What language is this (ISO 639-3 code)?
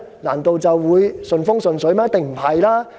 yue